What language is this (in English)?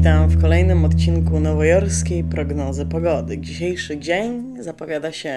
Polish